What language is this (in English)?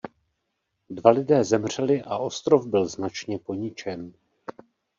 Czech